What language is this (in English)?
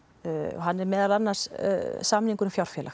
Icelandic